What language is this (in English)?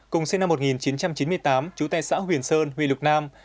Vietnamese